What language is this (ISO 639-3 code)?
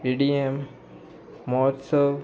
kok